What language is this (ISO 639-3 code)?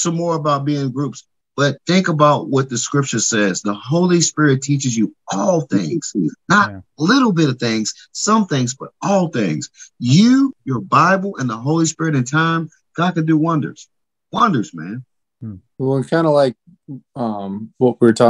eng